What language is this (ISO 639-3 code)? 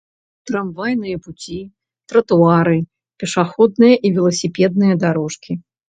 bel